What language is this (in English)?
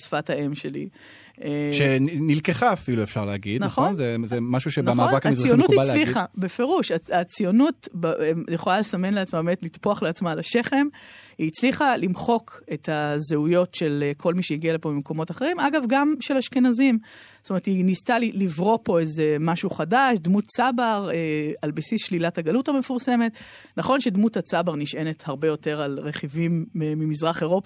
Hebrew